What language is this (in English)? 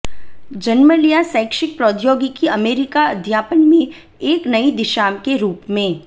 Hindi